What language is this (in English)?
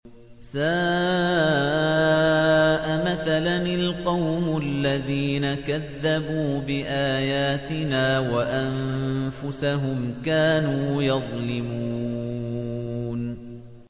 Arabic